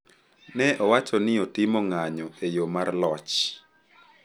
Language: Luo (Kenya and Tanzania)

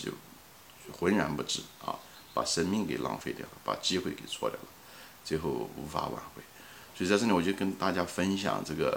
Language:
Chinese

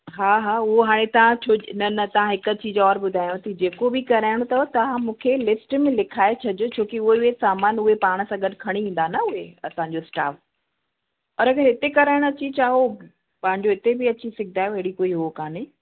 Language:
Sindhi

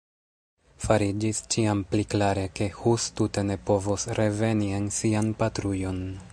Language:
Esperanto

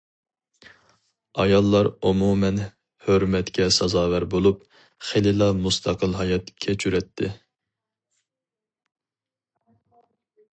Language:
Uyghur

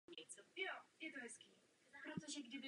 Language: Czech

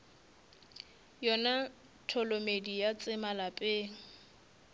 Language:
Northern Sotho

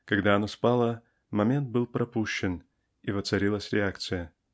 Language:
Russian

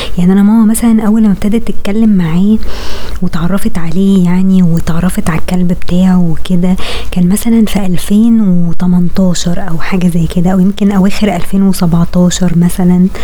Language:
Arabic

